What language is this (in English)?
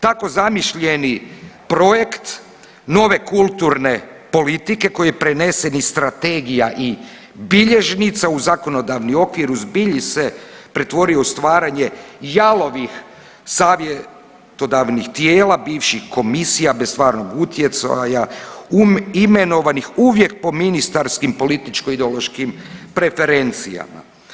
Croatian